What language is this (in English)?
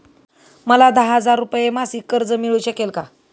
Marathi